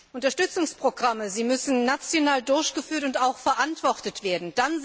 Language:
German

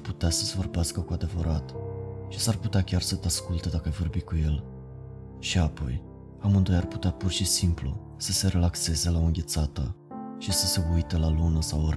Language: Romanian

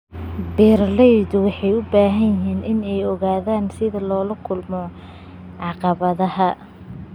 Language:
Somali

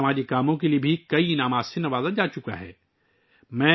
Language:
Urdu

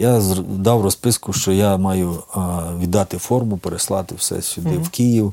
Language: Ukrainian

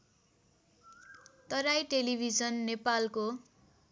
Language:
Nepali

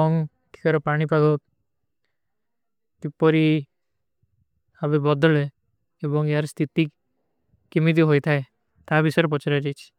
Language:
Kui (India)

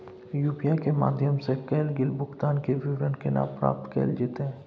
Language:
Maithili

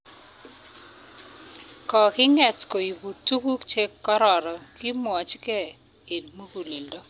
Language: Kalenjin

